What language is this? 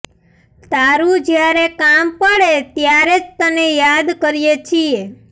Gujarati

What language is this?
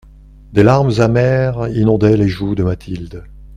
French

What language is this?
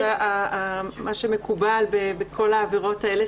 Hebrew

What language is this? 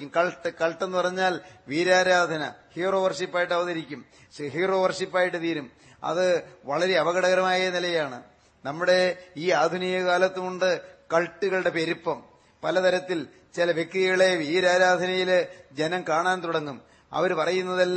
Malayalam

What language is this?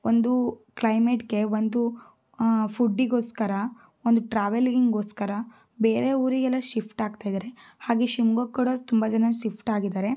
Kannada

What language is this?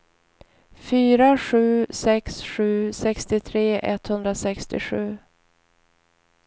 Swedish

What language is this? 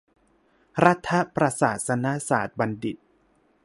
Thai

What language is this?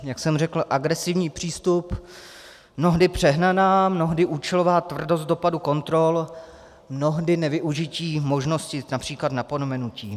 Czech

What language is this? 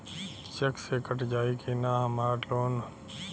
Bhojpuri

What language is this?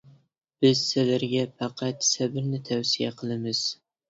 Uyghur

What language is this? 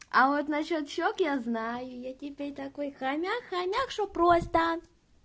Russian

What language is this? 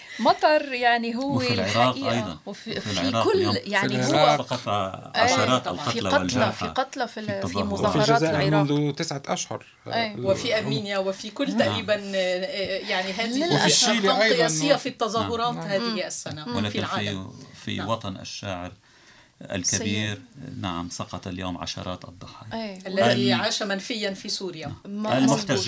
Arabic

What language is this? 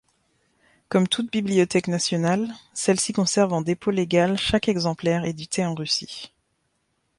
French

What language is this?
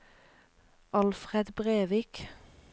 Norwegian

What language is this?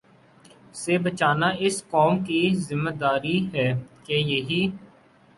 Urdu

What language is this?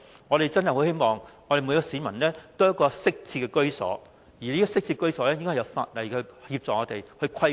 Cantonese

